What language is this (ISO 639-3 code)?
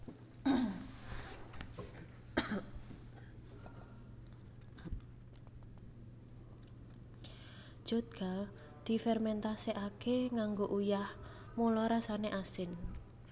jav